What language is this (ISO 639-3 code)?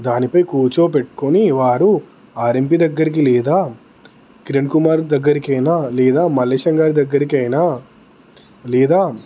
tel